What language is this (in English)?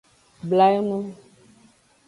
Aja (Benin)